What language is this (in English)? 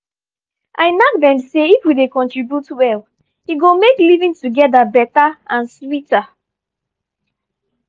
Nigerian Pidgin